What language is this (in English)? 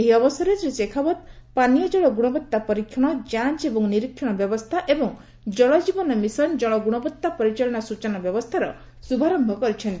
Odia